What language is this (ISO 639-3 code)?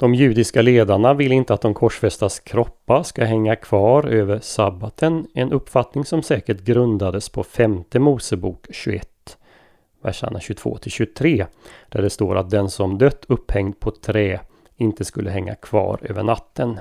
swe